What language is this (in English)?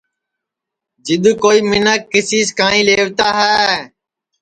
Sansi